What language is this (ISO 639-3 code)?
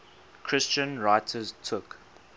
eng